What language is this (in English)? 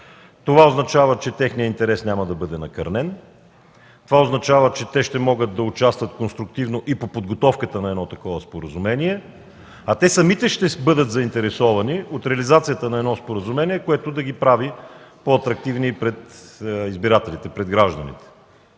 Bulgarian